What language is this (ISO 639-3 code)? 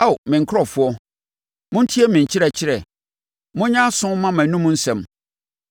aka